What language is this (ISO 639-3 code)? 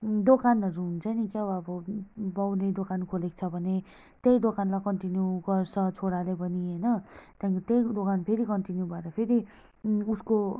nep